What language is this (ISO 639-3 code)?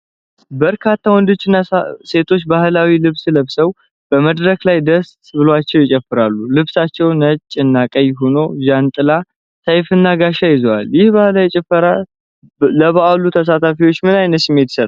amh